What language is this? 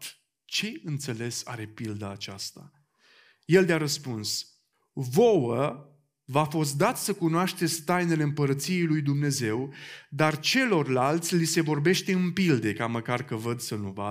Romanian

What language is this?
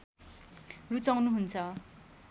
Nepali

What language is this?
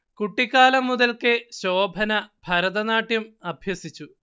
Malayalam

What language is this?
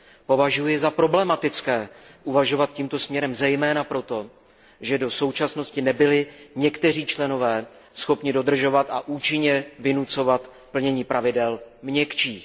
Czech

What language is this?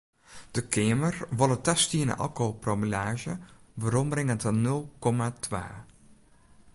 Western Frisian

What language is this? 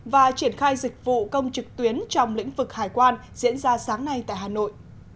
Vietnamese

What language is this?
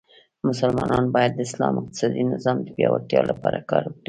Pashto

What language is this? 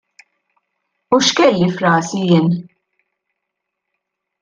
Maltese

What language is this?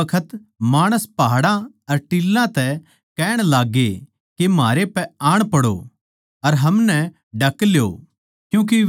Haryanvi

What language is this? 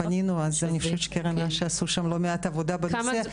Hebrew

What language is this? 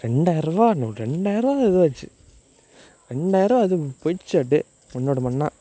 Tamil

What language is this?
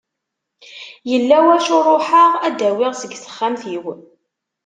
Kabyle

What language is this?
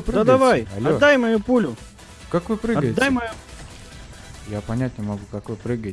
Russian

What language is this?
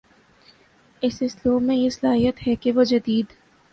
Urdu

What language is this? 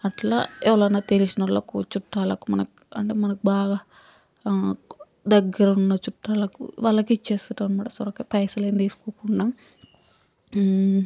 Telugu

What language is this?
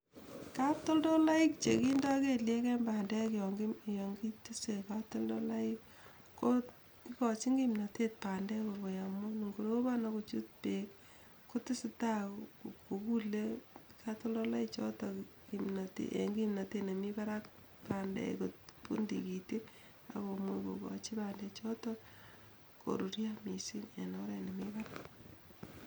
Kalenjin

